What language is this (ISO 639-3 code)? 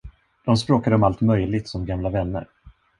swe